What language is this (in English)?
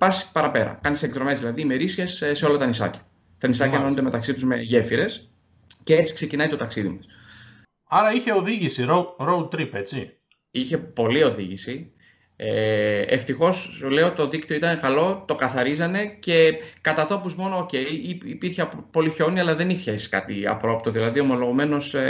Greek